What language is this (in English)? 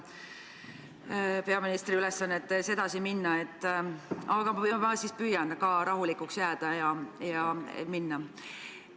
Estonian